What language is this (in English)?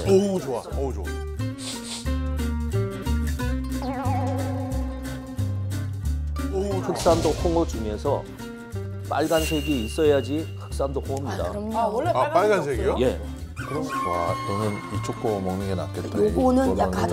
Korean